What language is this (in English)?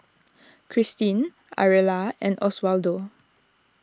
English